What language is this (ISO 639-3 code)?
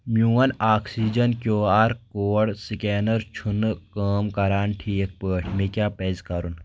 kas